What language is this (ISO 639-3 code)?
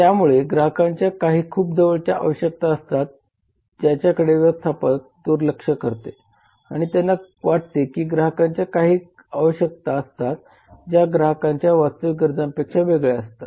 mar